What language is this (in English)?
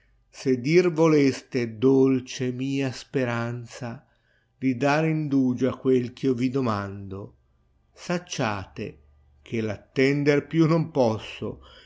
Italian